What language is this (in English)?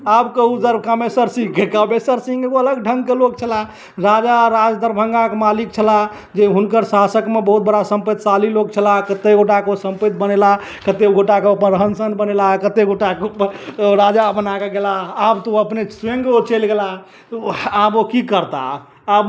Maithili